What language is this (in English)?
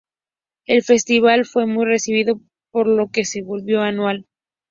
Spanish